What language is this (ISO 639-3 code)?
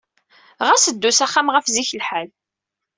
kab